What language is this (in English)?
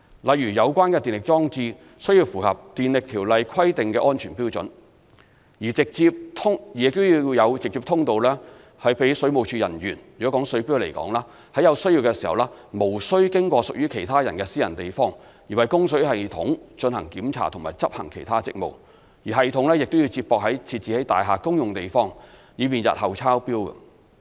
Cantonese